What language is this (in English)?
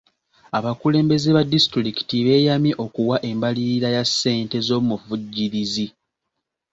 Ganda